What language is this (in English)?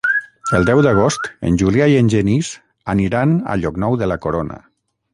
Catalan